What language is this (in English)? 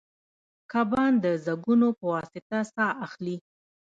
Pashto